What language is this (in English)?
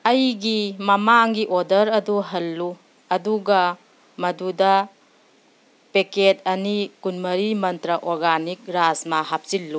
Manipuri